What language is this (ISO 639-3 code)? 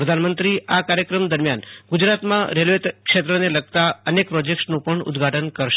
guj